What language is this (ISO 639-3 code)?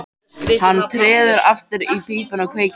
isl